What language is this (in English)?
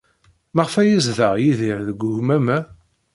Kabyle